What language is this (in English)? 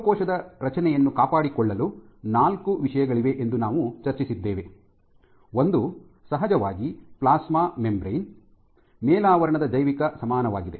Kannada